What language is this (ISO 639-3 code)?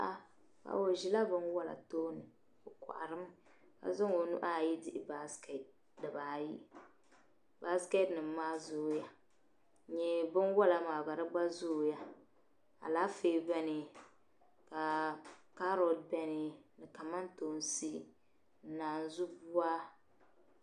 dag